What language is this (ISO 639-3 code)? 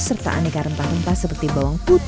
ind